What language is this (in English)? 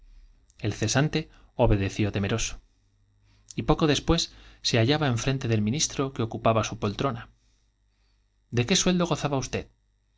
Spanish